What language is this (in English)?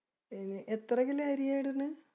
Malayalam